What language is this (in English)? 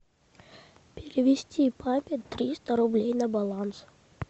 Russian